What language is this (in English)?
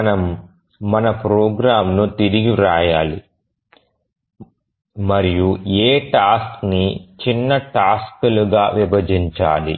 Telugu